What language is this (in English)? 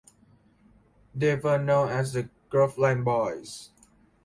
English